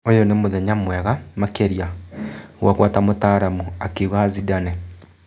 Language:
Kikuyu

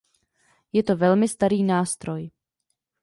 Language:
Czech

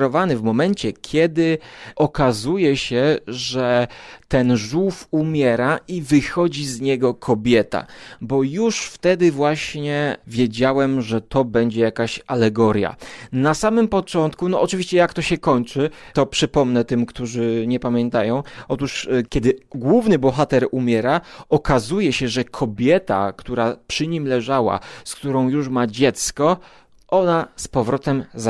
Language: Polish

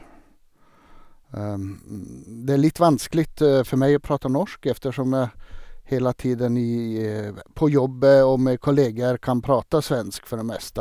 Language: Norwegian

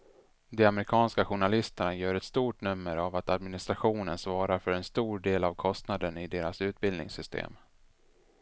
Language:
Swedish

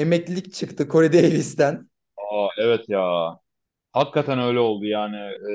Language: Turkish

